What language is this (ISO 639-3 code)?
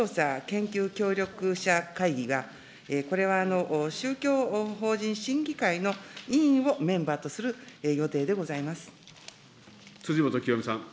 jpn